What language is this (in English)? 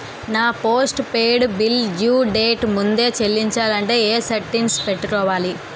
Telugu